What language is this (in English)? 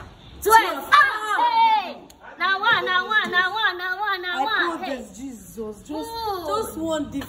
English